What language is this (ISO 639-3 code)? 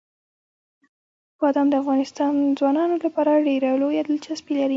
pus